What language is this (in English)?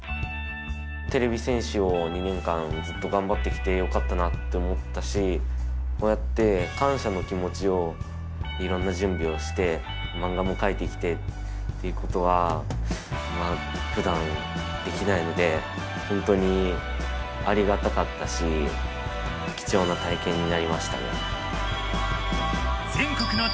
Japanese